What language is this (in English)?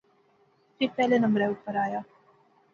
Pahari-Potwari